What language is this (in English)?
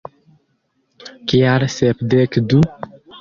Esperanto